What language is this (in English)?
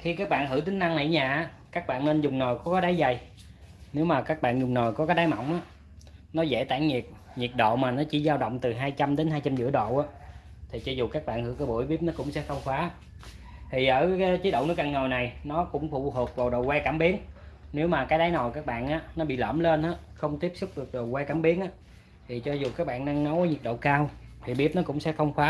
Vietnamese